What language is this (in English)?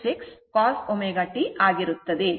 Kannada